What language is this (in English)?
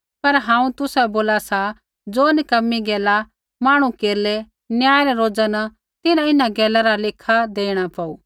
Kullu Pahari